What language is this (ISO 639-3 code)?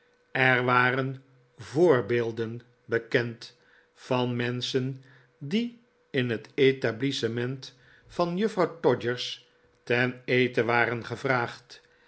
nld